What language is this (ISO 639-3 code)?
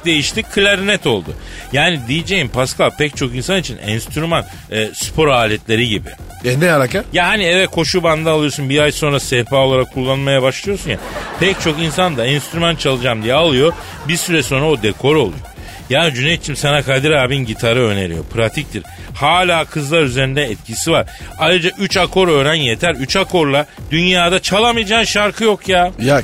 tur